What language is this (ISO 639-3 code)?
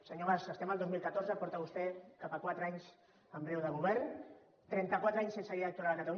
cat